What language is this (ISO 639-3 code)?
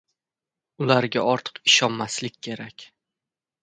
uzb